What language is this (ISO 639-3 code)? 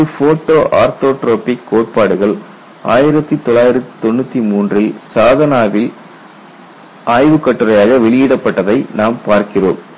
tam